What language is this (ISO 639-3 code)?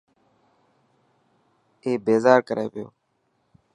mki